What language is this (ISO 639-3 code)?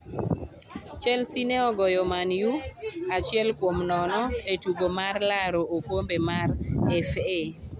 luo